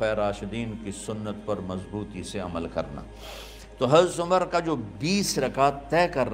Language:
Urdu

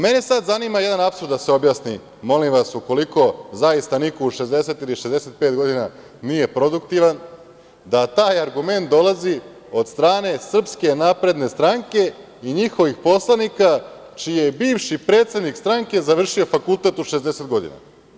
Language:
Serbian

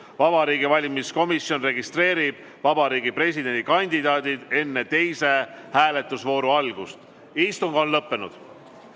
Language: Estonian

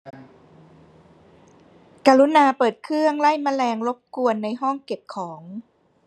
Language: Thai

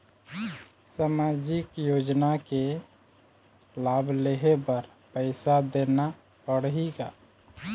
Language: Chhattisgarhi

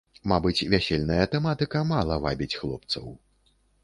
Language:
Belarusian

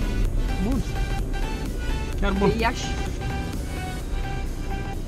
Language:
Romanian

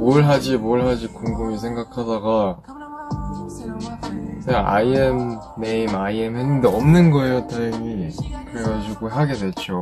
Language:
Korean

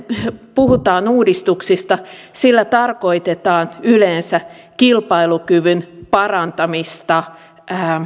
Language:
Finnish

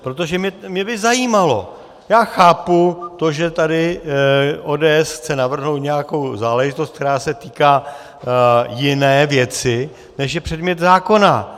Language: Czech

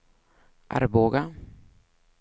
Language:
Swedish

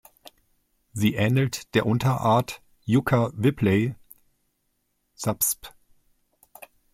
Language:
German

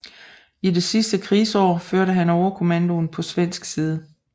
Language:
Danish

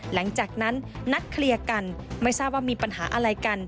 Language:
Thai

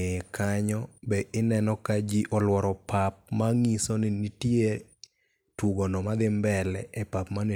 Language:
Luo (Kenya and Tanzania)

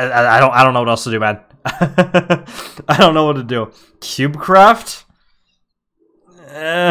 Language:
English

